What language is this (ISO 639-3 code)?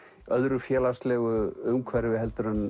isl